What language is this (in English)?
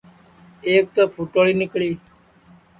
Sansi